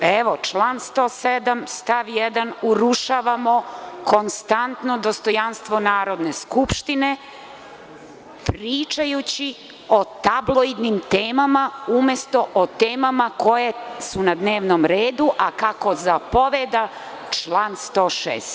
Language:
Serbian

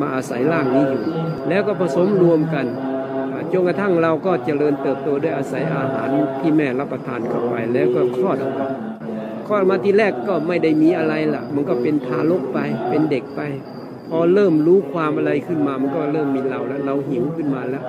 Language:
Thai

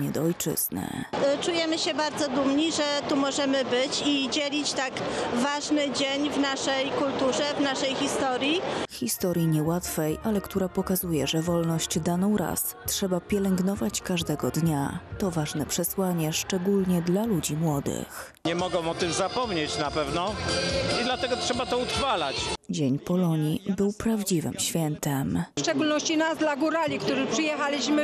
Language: Polish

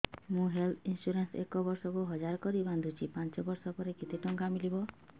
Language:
Odia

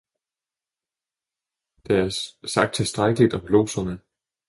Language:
Danish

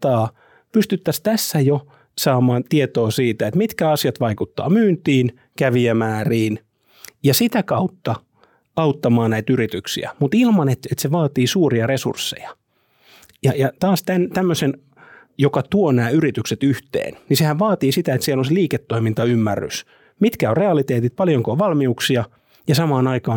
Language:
Finnish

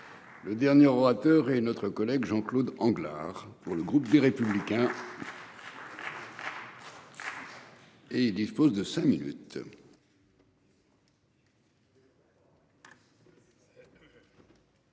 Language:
French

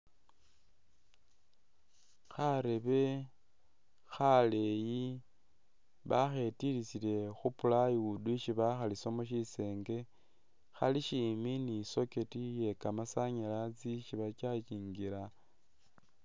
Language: Masaaba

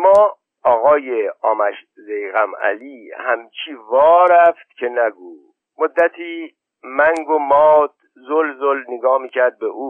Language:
Persian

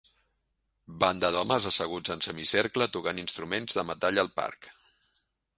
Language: Catalan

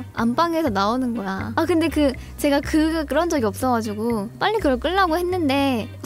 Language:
Korean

